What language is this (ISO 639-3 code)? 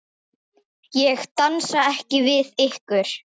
isl